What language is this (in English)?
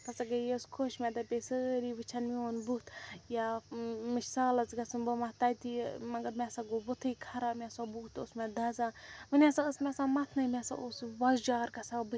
Kashmiri